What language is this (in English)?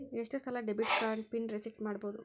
Kannada